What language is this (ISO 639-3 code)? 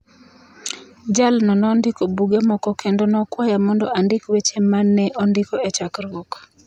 luo